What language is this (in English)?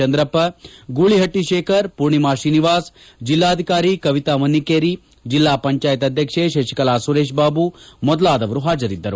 Kannada